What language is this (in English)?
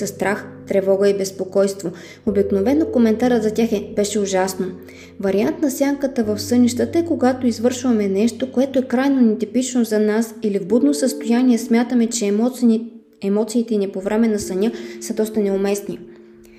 Bulgarian